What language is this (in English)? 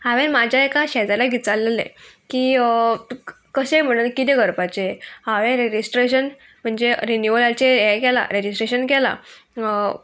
Konkani